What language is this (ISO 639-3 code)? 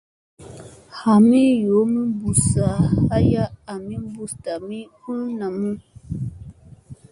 mse